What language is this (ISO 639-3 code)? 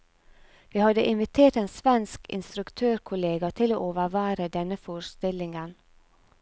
nor